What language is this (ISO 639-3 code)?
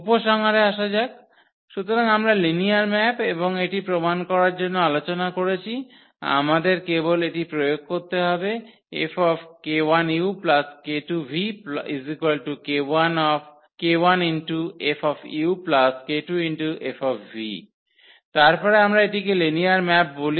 ben